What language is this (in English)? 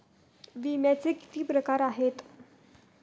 Marathi